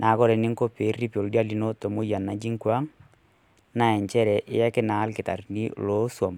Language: Masai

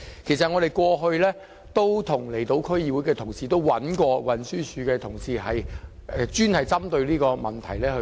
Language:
Cantonese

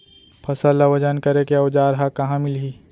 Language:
Chhattisgarhi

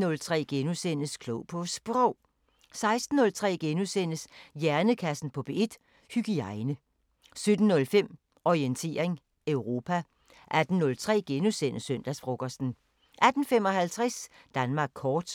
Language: Danish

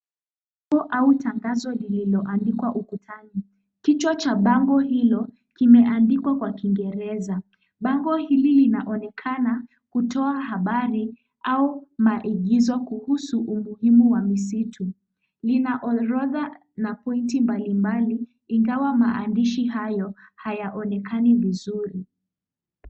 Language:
Swahili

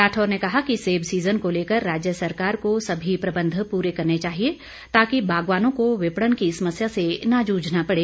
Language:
Hindi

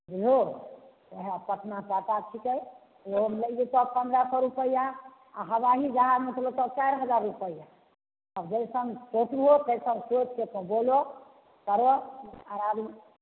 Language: Maithili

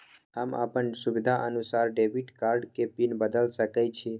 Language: Maithili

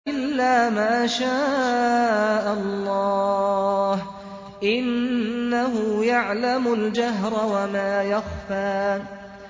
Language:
Arabic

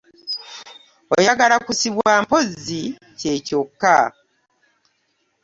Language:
Ganda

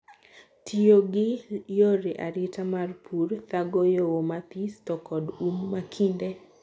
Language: Luo (Kenya and Tanzania)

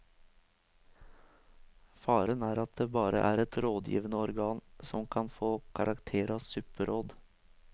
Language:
Norwegian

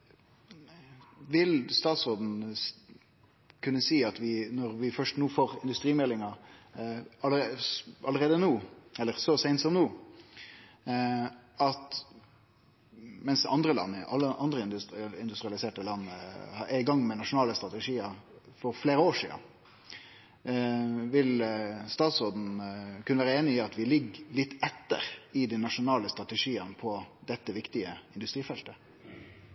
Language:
Norwegian Nynorsk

